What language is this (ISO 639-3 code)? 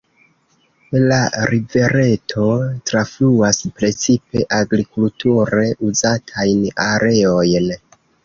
epo